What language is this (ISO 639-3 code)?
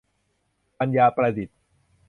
tha